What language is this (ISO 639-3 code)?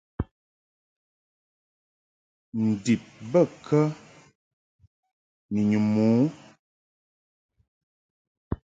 mhk